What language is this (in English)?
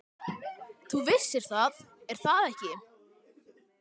Icelandic